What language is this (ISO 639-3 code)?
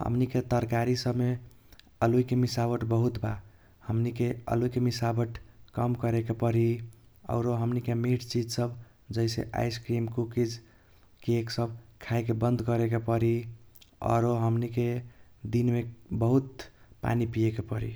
thq